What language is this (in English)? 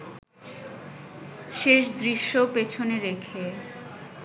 Bangla